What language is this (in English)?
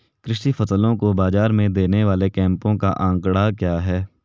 Hindi